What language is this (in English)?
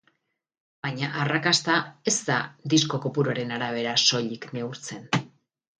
Basque